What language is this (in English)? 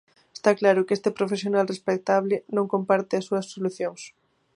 Galician